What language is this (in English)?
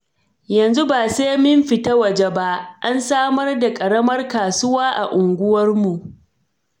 Hausa